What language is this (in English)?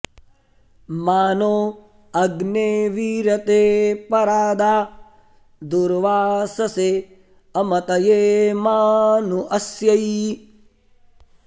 Sanskrit